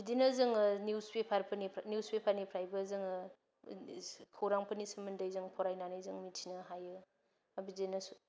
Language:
Bodo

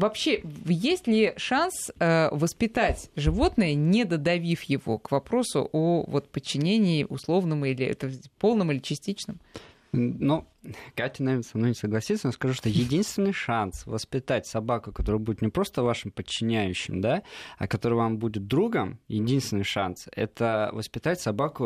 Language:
Russian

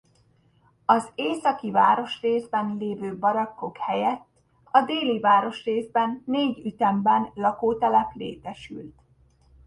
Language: Hungarian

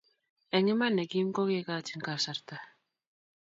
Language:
Kalenjin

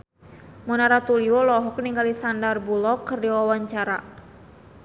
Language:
Sundanese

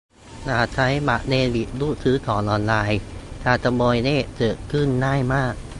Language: Thai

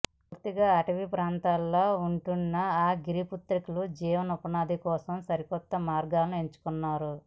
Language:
Telugu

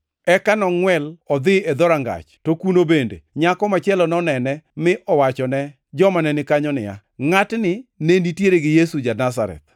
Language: Luo (Kenya and Tanzania)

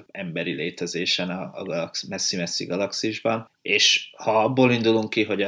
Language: Hungarian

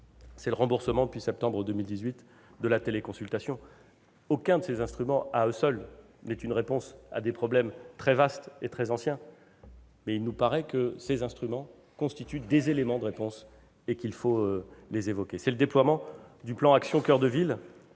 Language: French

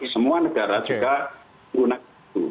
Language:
Indonesian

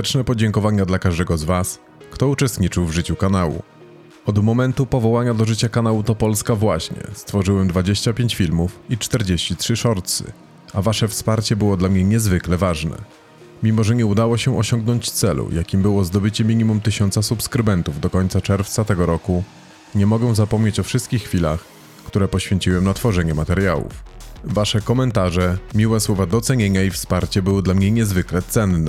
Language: Polish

